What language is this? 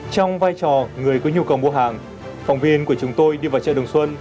Vietnamese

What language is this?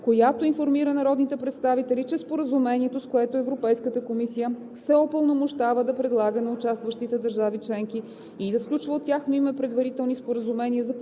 Bulgarian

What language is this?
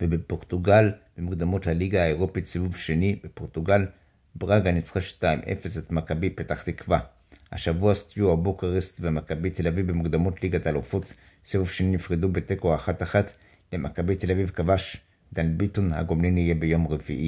Hebrew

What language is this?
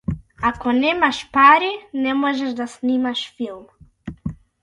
Macedonian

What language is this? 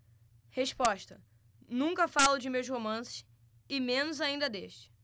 Portuguese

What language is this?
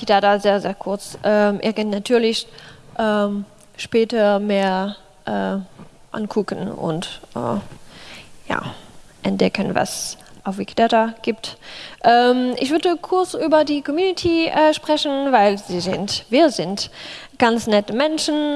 German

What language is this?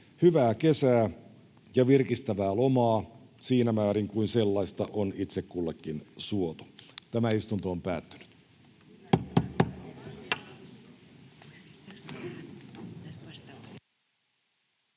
Finnish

